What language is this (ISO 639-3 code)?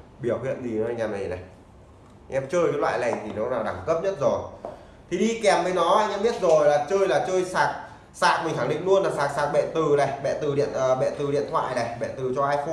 vie